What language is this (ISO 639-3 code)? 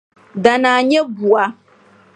dag